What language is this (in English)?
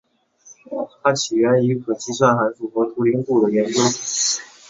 Chinese